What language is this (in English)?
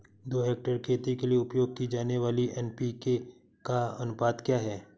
Hindi